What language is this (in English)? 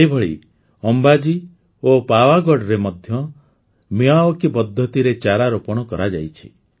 Odia